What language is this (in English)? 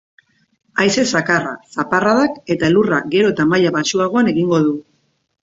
Basque